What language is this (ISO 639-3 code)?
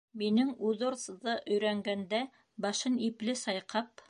bak